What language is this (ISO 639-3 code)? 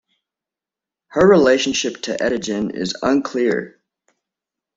eng